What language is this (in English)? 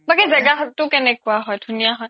Assamese